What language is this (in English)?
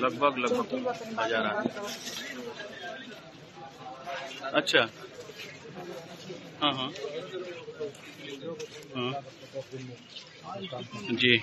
Hindi